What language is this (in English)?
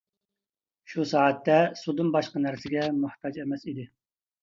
Uyghur